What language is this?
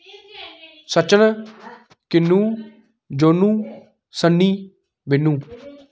Dogri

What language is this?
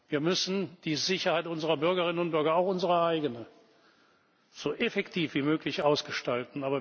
German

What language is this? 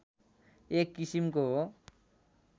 Nepali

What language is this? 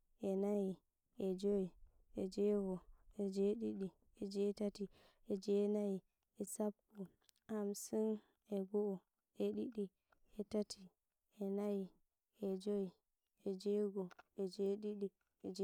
Nigerian Fulfulde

